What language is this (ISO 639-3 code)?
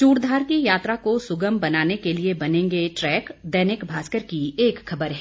hin